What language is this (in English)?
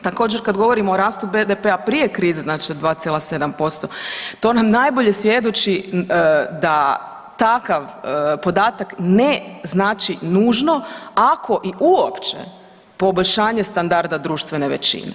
Croatian